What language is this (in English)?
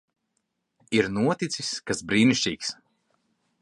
Latvian